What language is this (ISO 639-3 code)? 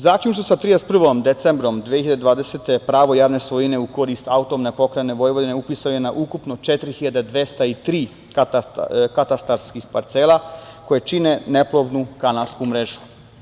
srp